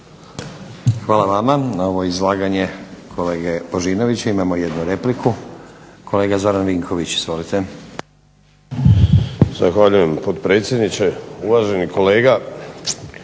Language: Croatian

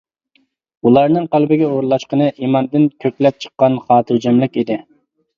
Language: Uyghur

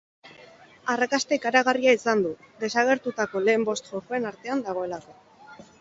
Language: Basque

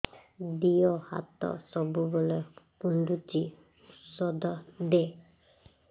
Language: Odia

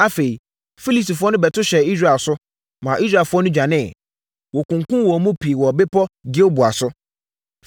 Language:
Akan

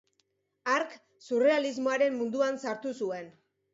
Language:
Basque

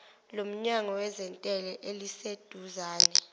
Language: Zulu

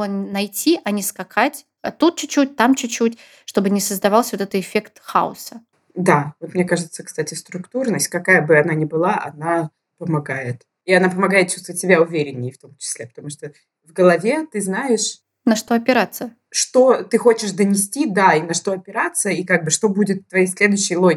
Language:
Russian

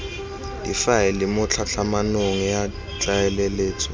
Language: Tswana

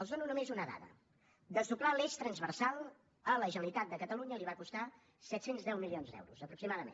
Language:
Catalan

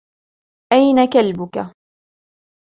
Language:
Arabic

